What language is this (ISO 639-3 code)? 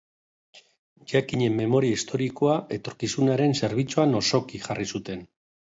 eus